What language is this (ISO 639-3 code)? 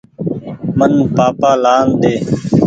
gig